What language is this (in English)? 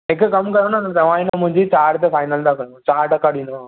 Sindhi